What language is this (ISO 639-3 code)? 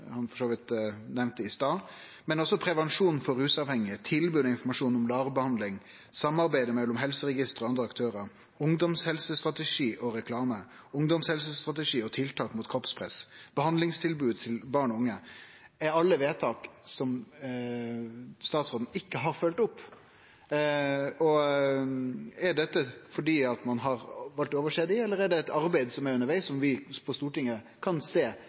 nno